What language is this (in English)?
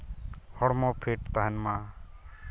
Santali